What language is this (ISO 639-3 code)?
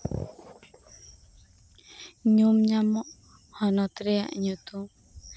sat